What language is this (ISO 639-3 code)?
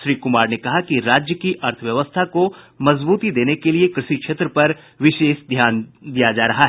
hin